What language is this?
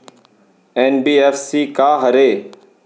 Chhattisgarhi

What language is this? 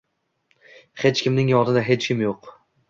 Uzbek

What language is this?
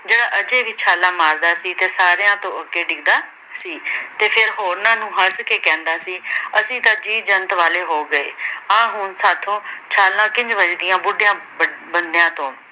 Punjabi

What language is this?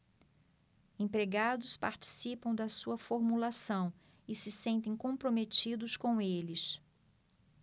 Portuguese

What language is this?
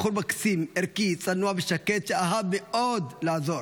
Hebrew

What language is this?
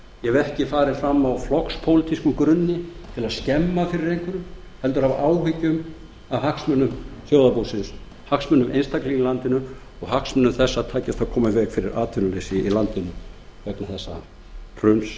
Icelandic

